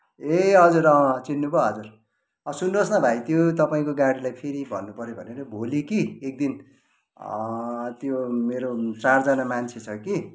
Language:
Nepali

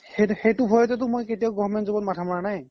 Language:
Assamese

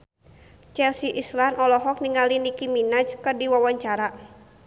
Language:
Sundanese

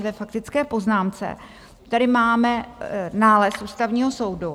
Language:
Czech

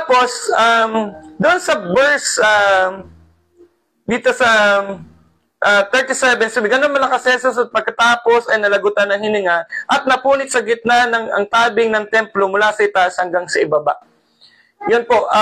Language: Filipino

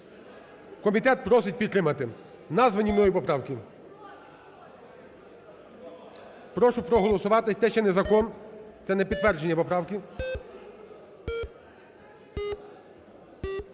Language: Ukrainian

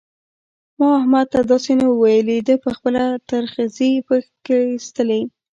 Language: Pashto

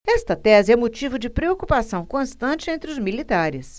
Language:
Portuguese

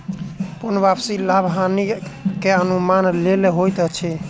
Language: Maithili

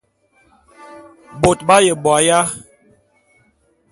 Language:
Bulu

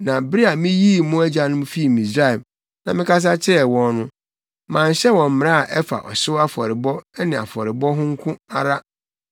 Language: Akan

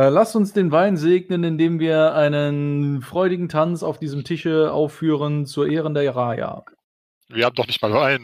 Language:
German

